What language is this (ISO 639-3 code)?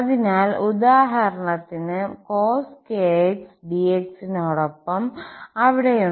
mal